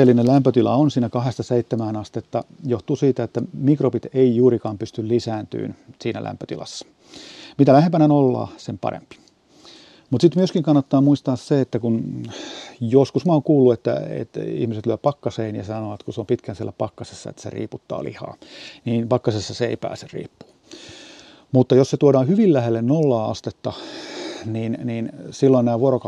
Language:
Finnish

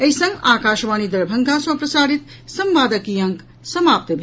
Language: Maithili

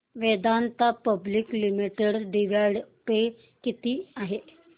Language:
Marathi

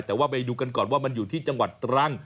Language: Thai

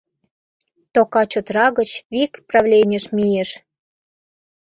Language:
Mari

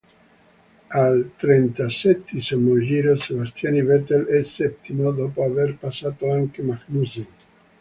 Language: Italian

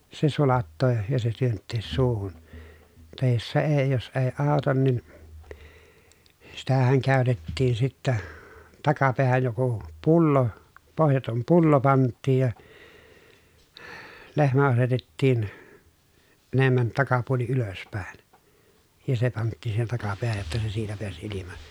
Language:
Finnish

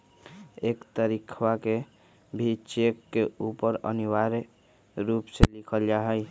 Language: Magahi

